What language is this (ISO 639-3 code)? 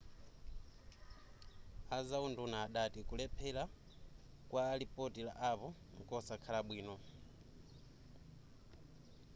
nya